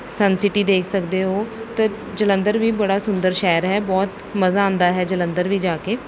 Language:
Punjabi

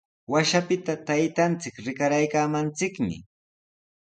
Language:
Sihuas Ancash Quechua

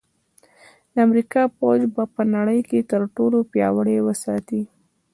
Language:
Pashto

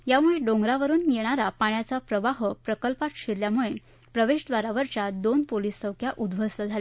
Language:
Marathi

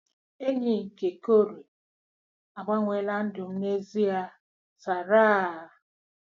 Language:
Igbo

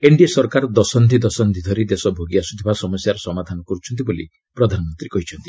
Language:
Odia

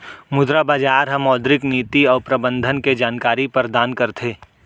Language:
Chhattisgarhi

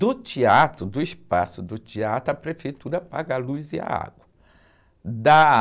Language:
Portuguese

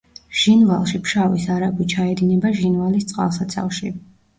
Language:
Georgian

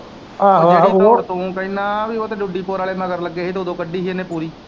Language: Punjabi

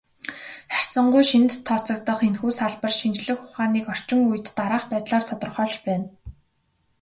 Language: Mongolian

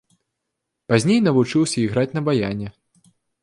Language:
Belarusian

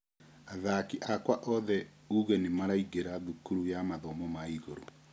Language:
Kikuyu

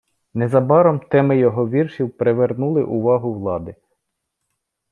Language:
Ukrainian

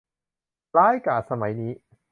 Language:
Thai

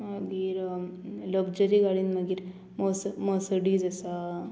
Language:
Konkani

